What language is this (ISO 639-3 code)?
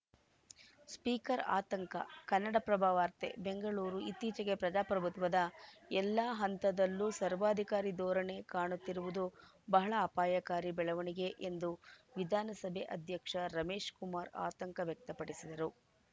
kan